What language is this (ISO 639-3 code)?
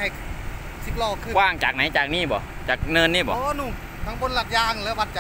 tha